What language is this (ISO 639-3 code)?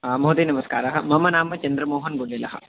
san